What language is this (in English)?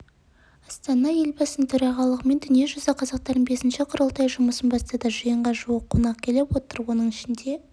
Kazakh